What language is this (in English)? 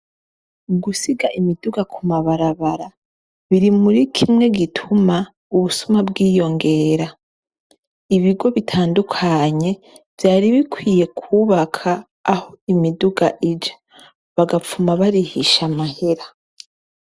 Rundi